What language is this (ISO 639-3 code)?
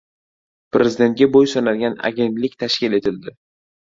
uzb